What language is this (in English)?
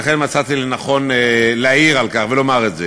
Hebrew